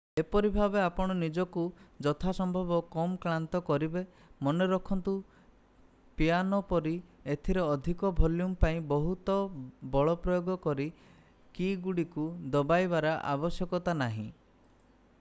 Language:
Odia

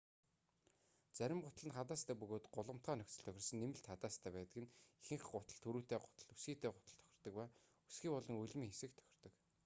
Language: Mongolian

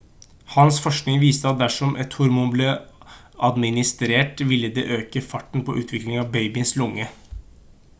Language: Norwegian Bokmål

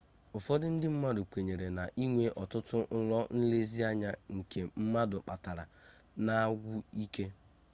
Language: Igbo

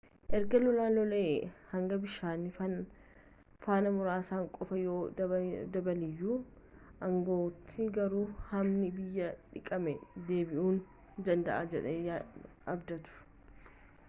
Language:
Oromo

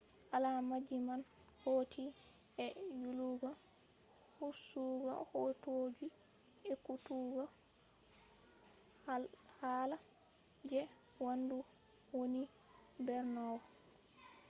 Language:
Fula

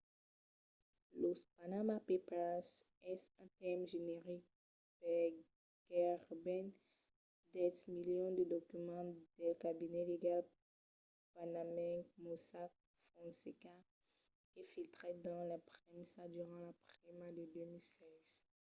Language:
Occitan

